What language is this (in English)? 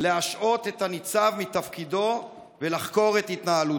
Hebrew